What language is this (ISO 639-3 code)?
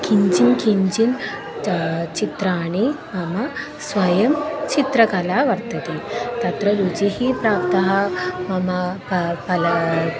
san